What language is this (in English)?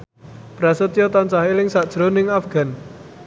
Javanese